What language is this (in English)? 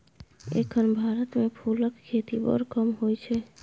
Maithili